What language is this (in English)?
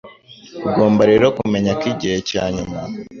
Kinyarwanda